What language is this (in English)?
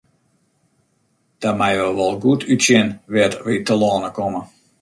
Western Frisian